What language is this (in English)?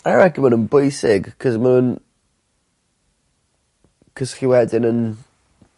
Welsh